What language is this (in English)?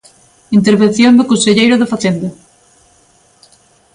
Galician